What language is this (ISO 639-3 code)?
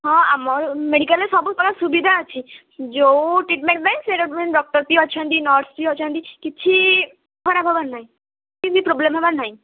ori